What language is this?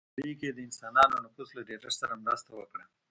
Pashto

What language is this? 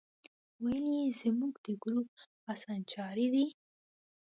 Pashto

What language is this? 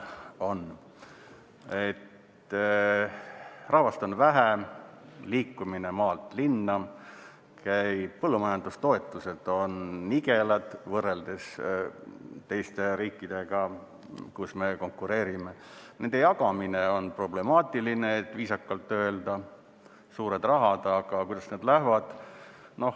Estonian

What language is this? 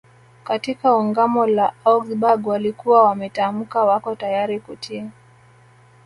Swahili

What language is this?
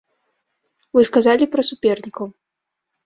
Belarusian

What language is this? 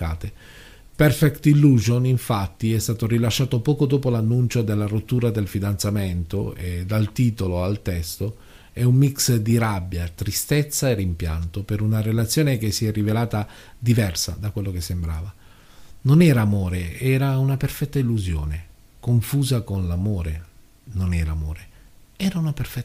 Italian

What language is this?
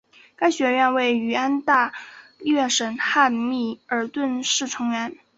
Chinese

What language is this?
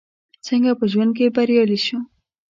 Pashto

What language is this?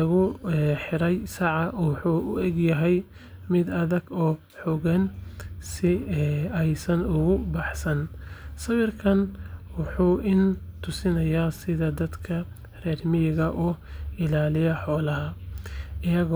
Somali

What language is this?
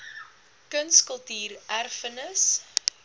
Afrikaans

